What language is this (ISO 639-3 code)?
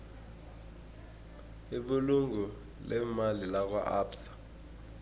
nbl